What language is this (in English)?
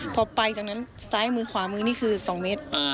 Thai